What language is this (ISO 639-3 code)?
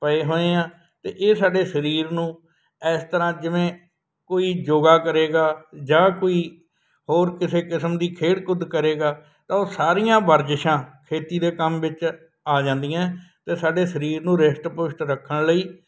pan